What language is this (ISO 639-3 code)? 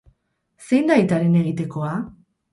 eus